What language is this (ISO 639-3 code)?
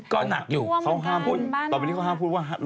tha